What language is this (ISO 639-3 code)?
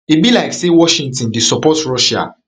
pcm